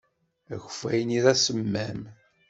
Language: Kabyle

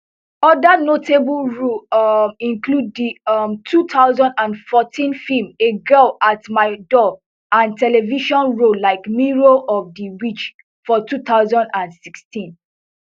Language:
Nigerian Pidgin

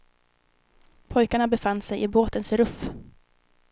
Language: Swedish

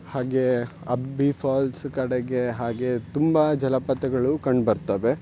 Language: Kannada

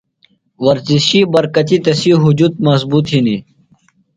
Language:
Phalura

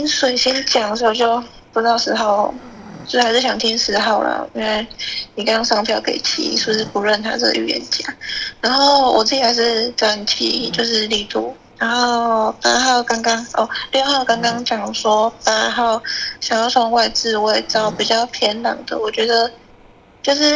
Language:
Chinese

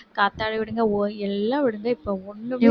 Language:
Tamil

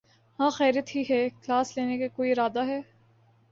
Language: Urdu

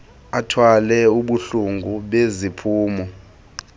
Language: Xhosa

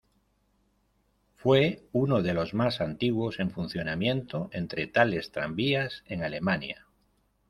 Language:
Spanish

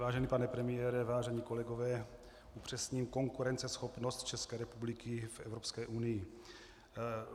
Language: Czech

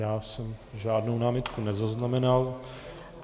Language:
Czech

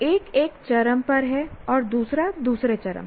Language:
Hindi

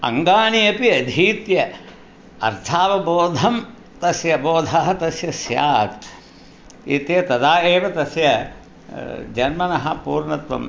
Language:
Sanskrit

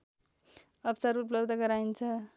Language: Nepali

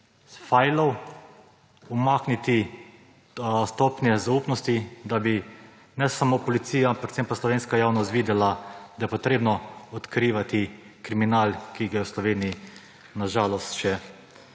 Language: Slovenian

